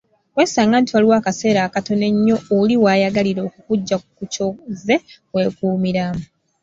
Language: Ganda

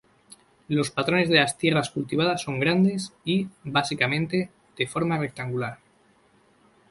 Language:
Spanish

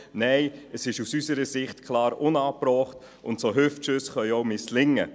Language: Swiss German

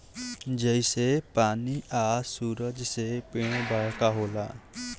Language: Bhojpuri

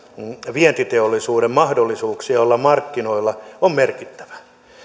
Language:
Finnish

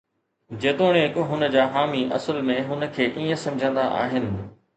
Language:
Sindhi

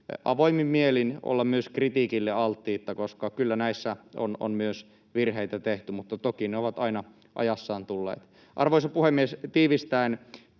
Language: Finnish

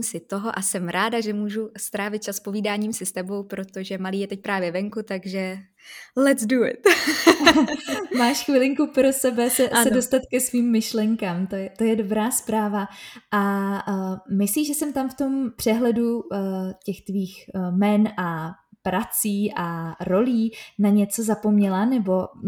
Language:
Czech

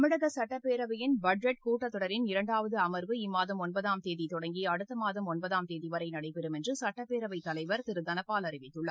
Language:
Tamil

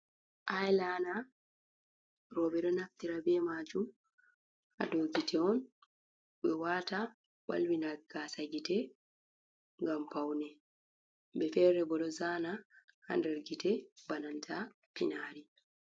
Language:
Fula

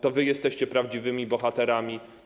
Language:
Polish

